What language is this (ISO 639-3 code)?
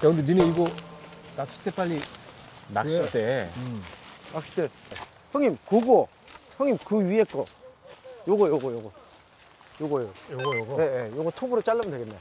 kor